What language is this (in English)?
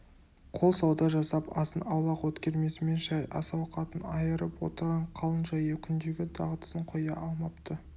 Kazakh